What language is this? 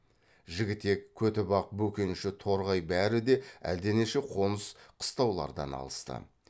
Kazakh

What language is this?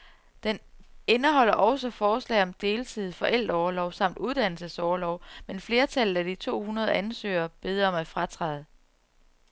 Danish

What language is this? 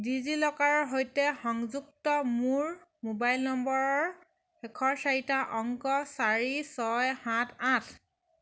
Assamese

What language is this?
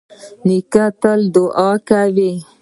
Pashto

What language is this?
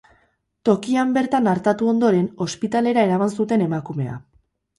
Basque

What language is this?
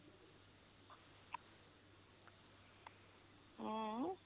Punjabi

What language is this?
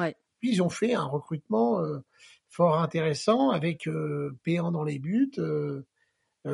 French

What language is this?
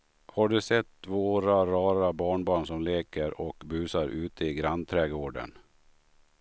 Swedish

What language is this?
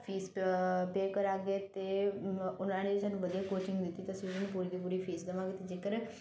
Punjabi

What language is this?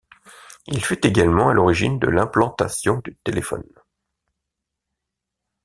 French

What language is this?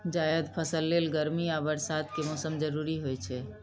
Maithili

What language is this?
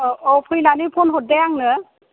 Bodo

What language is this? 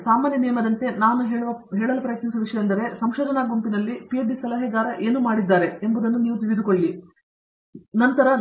Kannada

